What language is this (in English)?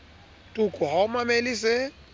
Southern Sotho